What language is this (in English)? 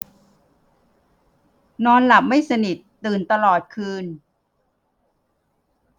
Thai